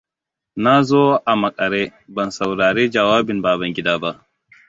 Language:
Hausa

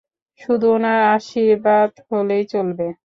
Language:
Bangla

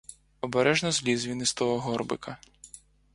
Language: Ukrainian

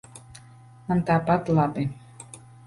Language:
Latvian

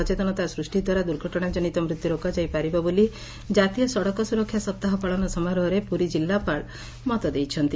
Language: Odia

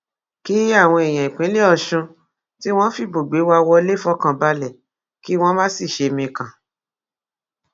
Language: Yoruba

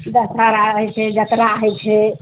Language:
Maithili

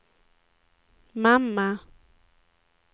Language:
Swedish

